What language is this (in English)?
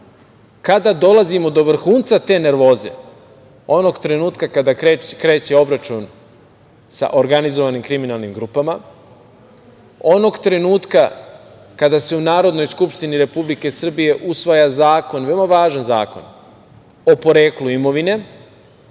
Serbian